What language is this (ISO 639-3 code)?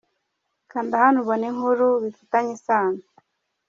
kin